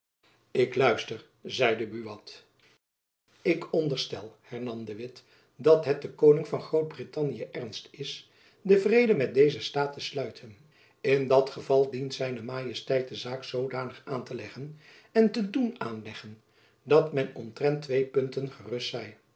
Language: Dutch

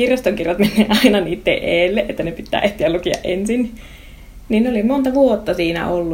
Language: Finnish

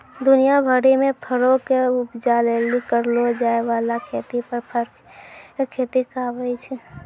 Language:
Maithili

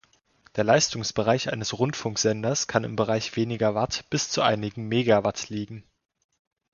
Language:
German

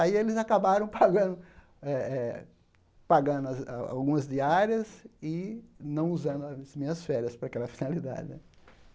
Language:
Portuguese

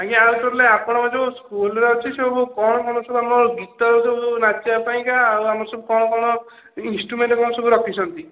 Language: Odia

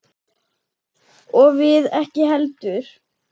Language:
Icelandic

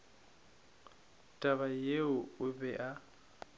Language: Northern Sotho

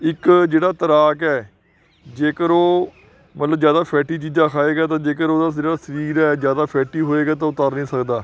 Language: Punjabi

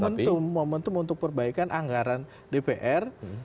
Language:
Indonesian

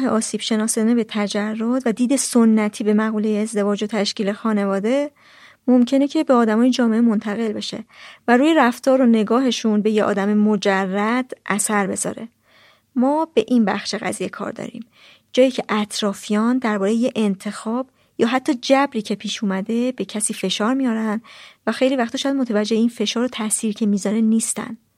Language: Persian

